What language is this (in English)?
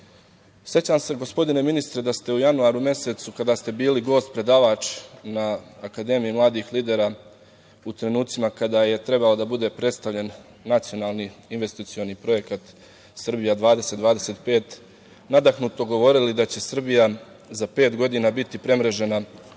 Serbian